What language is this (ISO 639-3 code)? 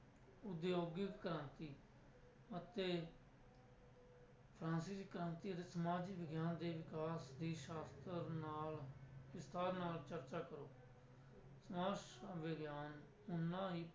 pan